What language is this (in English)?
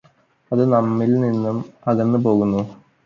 Malayalam